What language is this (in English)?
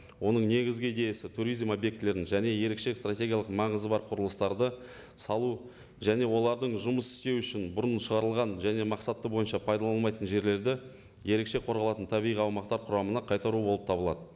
Kazakh